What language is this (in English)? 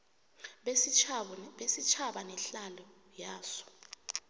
South Ndebele